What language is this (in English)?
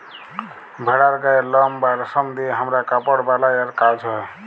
Bangla